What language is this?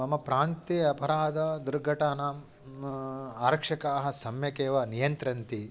Sanskrit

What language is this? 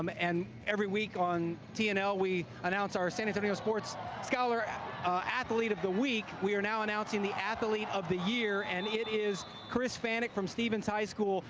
English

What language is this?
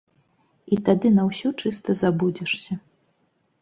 Belarusian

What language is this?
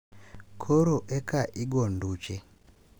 Luo (Kenya and Tanzania)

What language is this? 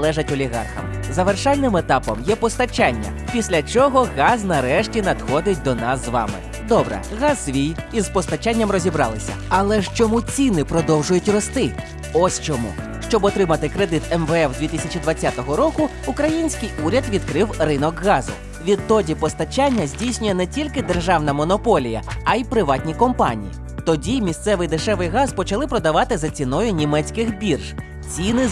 Ukrainian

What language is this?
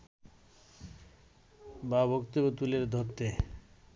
Bangla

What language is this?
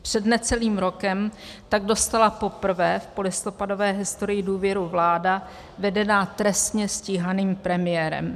Czech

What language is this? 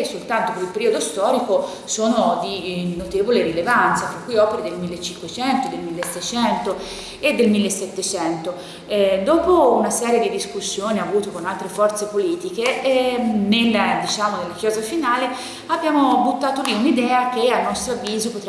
Italian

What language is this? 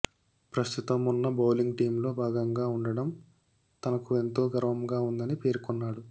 Telugu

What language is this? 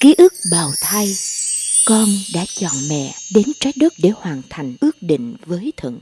Vietnamese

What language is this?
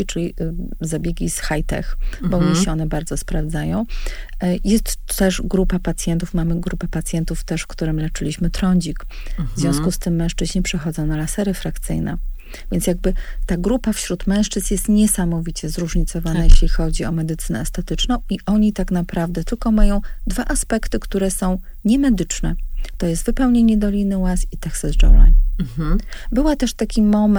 Polish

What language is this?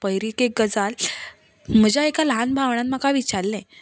Konkani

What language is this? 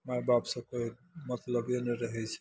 Maithili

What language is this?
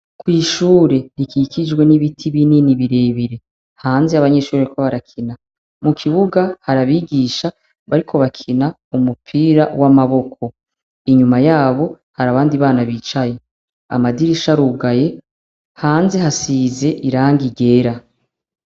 Rundi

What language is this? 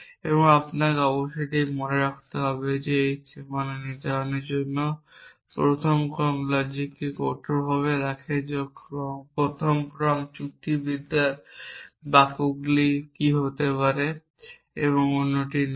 Bangla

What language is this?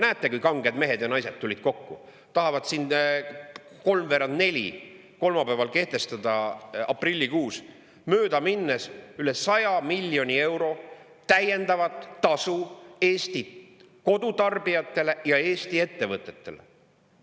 Estonian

